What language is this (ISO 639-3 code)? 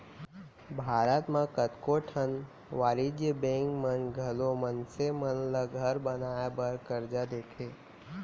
hne